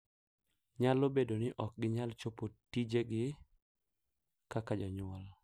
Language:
Luo (Kenya and Tanzania)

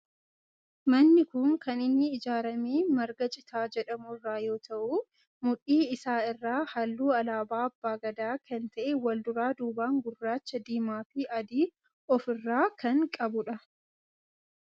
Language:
Oromo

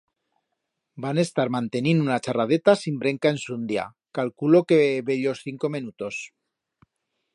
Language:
Aragonese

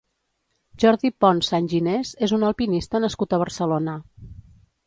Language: Catalan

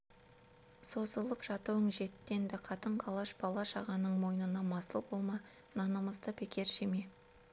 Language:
Kazakh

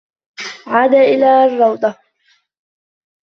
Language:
Arabic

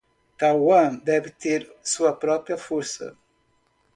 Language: Portuguese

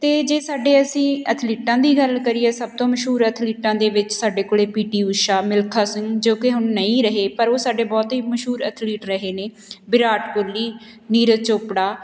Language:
Punjabi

